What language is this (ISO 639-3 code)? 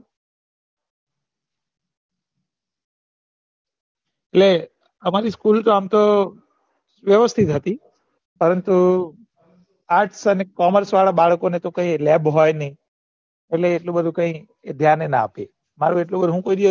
guj